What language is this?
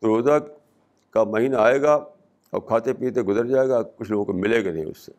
Urdu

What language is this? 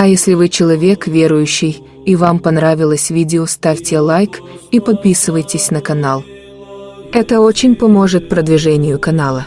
Russian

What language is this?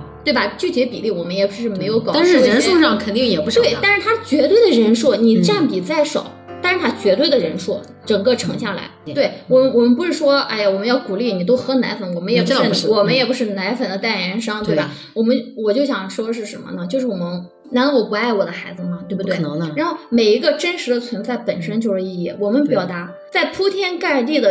Chinese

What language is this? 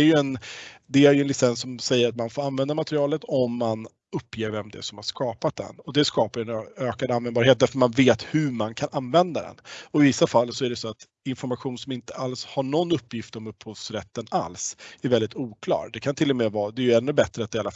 Swedish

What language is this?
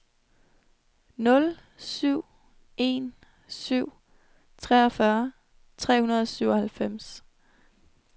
Danish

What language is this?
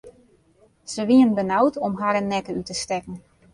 Western Frisian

